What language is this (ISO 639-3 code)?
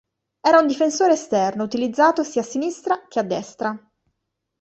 ita